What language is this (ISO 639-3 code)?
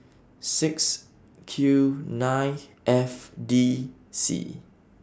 eng